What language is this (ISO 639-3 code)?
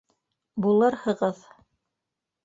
bak